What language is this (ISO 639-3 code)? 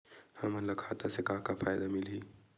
hne